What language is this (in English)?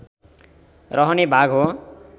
Nepali